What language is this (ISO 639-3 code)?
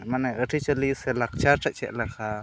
sat